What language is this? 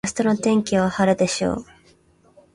Japanese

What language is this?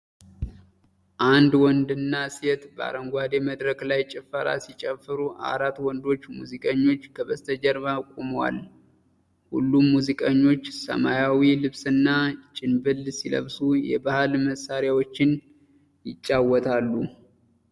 Amharic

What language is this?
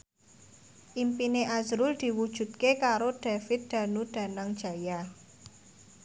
Javanese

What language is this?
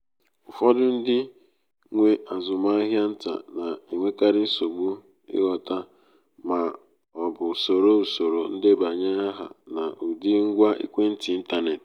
Igbo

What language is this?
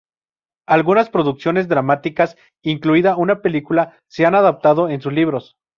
Spanish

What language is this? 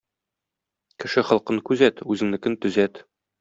Tatar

